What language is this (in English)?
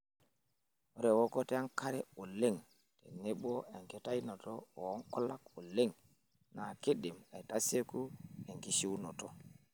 Masai